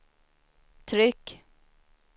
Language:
Swedish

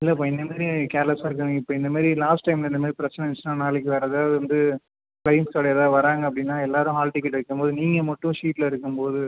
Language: Tamil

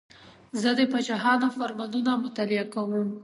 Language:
Pashto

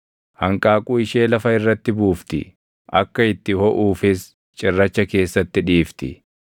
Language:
Oromo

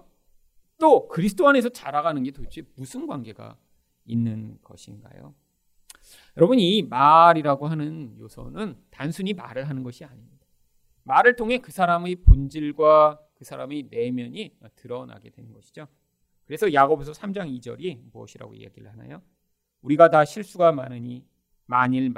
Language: Korean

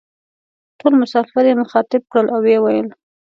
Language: Pashto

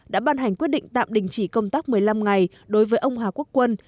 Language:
Vietnamese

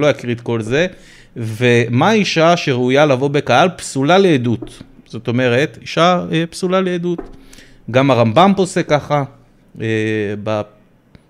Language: Hebrew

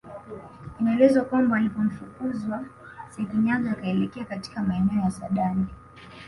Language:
Swahili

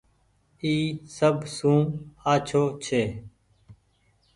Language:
Goaria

